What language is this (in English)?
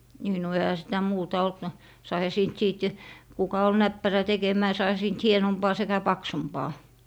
Finnish